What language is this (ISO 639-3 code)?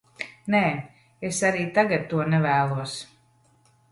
lav